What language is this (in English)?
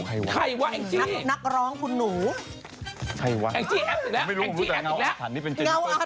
Thai